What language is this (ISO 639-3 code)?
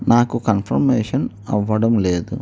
tel